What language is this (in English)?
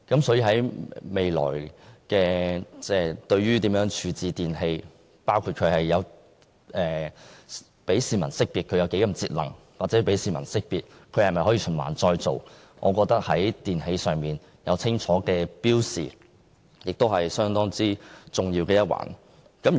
Cantonese